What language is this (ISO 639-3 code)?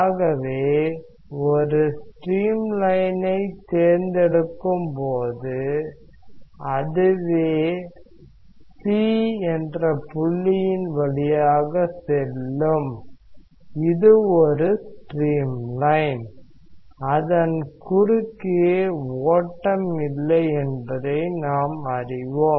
tam